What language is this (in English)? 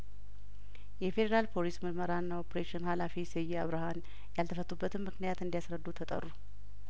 Amharic